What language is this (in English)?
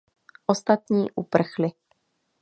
Czech